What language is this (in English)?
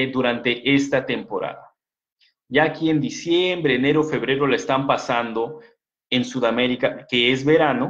Spanish